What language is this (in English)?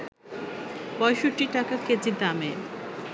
Bangla